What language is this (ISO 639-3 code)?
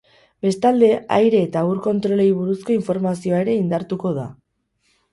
eus